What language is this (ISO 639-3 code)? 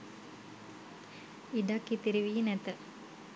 sin